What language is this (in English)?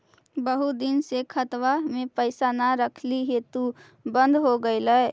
Magahi